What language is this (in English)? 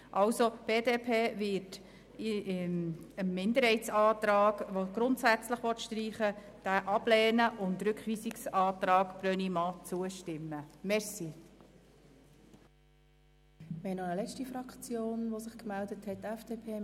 Swiss German